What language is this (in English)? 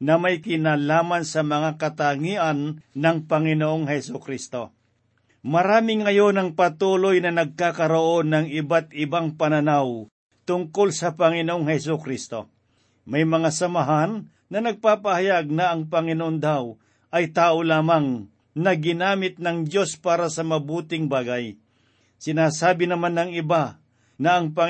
Filipino